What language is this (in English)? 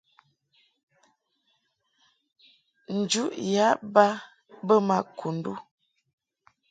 Mungaka